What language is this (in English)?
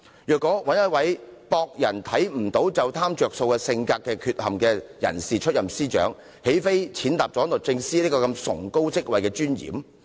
Cantonese